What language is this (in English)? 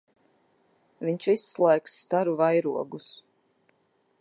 Latvian